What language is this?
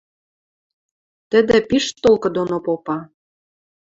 Western Mari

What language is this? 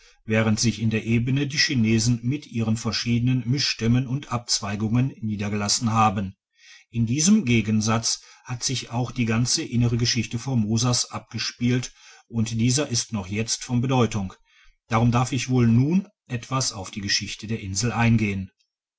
German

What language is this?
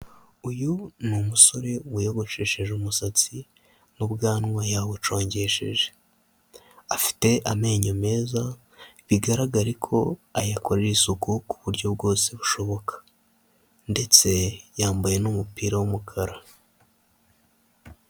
Kinyarwanda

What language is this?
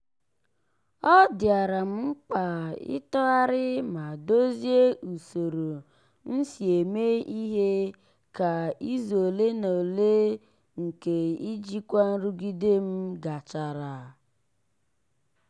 Igbo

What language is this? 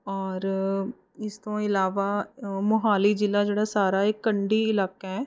Punjabi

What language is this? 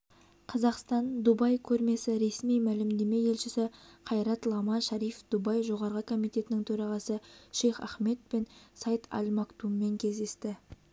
Kazakh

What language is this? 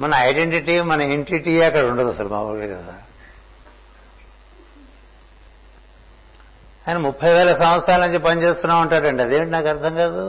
Telugu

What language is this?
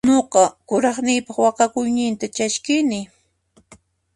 Puno Quechua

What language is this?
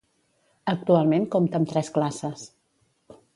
Catalan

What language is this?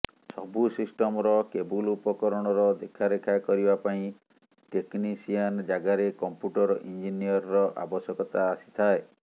Odia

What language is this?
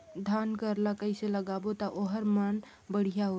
Chhattisgarhi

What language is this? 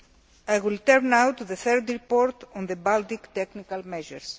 English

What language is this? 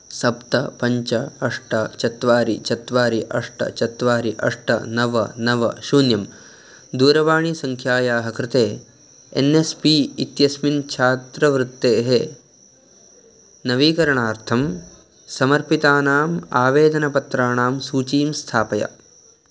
Sanskrit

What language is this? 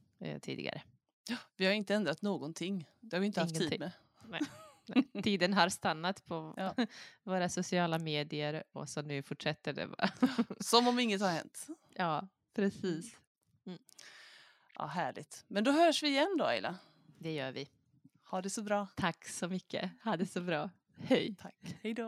Swedish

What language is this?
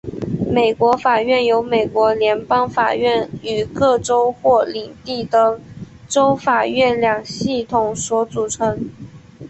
Chinese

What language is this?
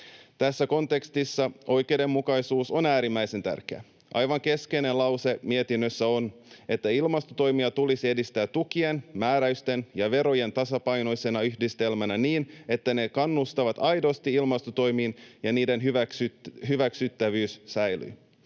Finnish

